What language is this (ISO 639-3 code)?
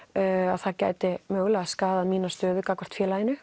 isl